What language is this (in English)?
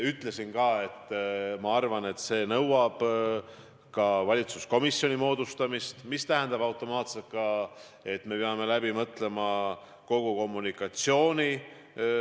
Estonian